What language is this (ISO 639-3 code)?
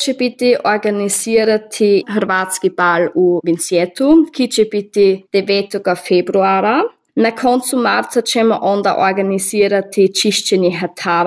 hrv